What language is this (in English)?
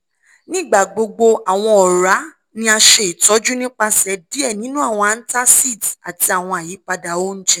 Yoruba